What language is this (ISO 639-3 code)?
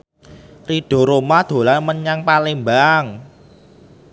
jav